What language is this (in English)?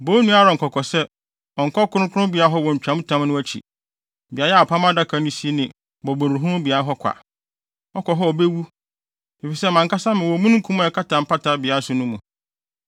Akan